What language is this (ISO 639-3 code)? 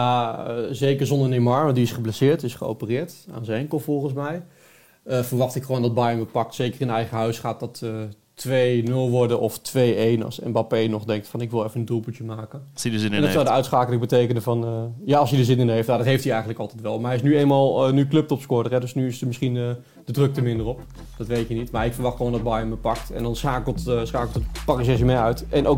nld